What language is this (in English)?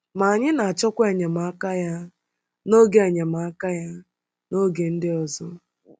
Igbo